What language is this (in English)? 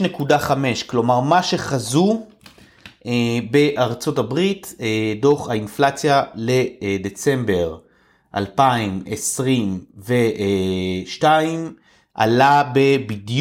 Hebrew